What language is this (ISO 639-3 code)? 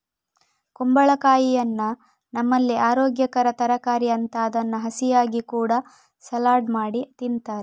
kan